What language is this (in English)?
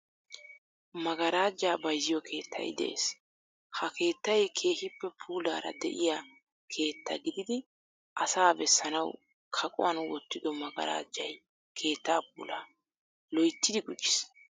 Wolaytta